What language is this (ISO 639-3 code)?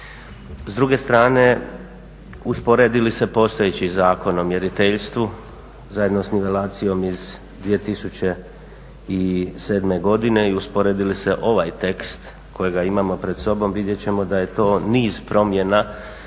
hrv